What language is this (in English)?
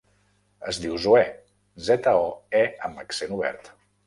Catalan